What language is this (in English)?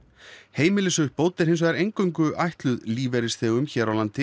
Icelandic